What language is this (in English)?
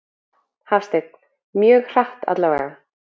Icelandic